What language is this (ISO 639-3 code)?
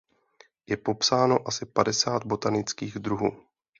ces